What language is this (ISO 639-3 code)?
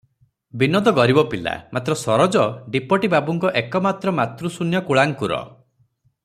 ori